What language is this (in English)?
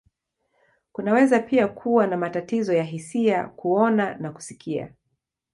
Swahili